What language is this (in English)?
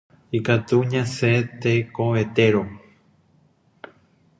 Guarani